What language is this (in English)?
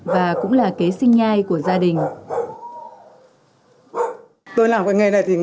Vietnamese